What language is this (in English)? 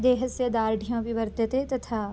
Sanskrit